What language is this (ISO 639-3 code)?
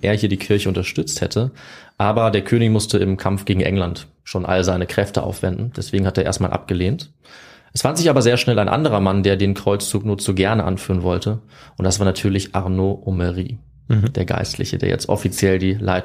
deu